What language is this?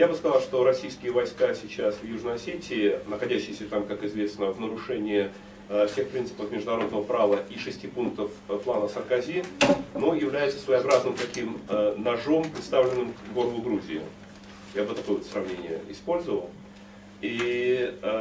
Russian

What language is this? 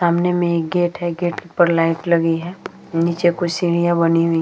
Hindi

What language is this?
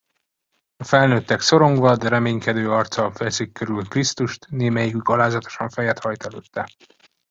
Hungarian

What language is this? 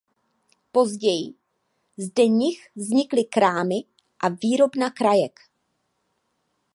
Czech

